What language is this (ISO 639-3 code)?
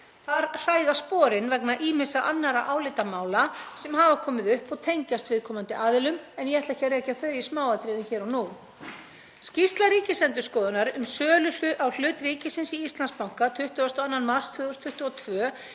isl